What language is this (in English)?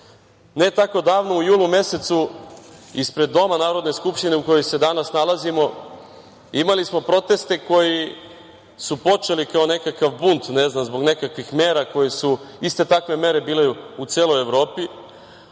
Serbian